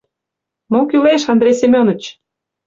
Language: Mari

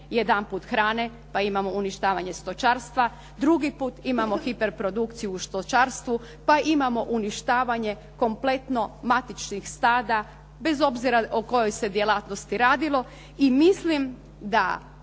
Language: Croatian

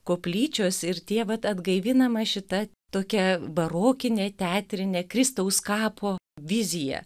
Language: Lithuanian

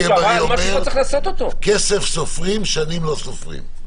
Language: Hebrew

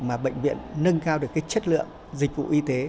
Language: Vietnamese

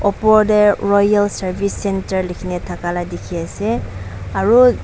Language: Naga Pidgin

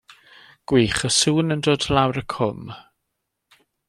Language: Welsh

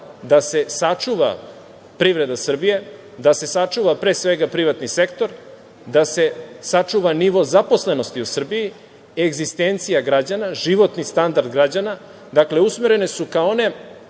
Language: Serbian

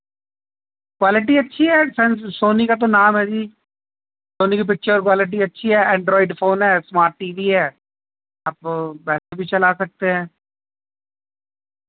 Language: Urdu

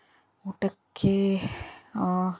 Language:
Kannada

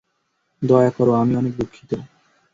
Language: Bangla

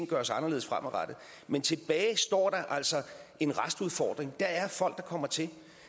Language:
Danish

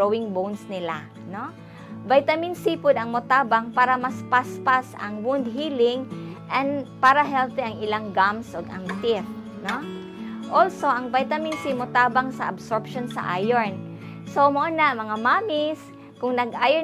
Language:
Filipino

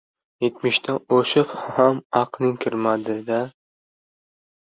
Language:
Uzbek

